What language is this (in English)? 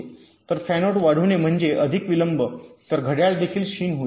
Marathi